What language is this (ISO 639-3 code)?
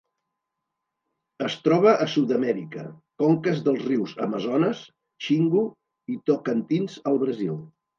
cat